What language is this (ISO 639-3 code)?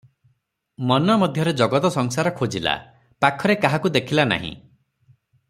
ori